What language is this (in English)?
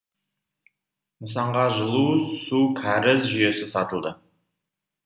Kazakh